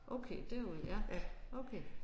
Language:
Danish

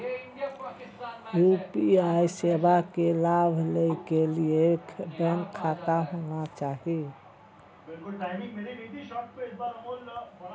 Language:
Maithili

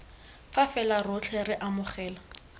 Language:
Tswana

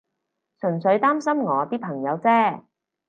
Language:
Cantonese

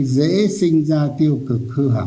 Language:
Vietnamese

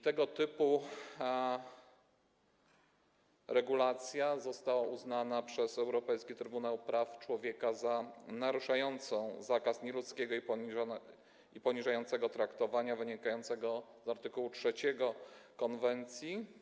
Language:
Polish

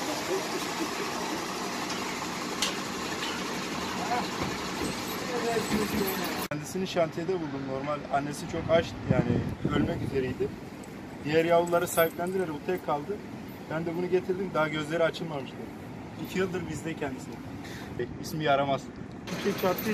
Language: Turkish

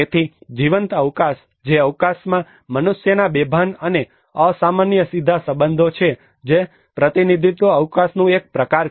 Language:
Gujarati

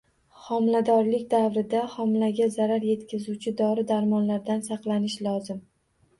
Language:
Uzbek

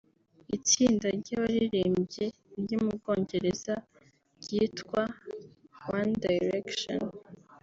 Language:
Kinyarwanda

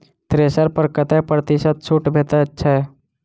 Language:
Maithili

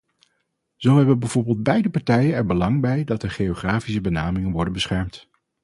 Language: Dutch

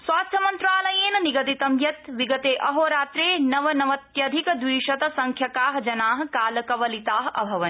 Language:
Sanskrit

